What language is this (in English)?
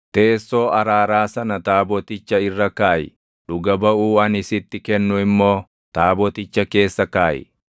Oromo